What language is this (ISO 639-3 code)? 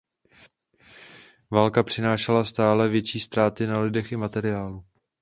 ces